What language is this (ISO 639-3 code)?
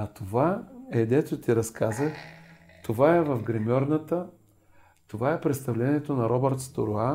bul